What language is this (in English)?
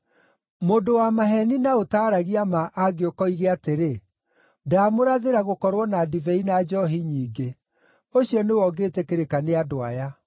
Kikuyu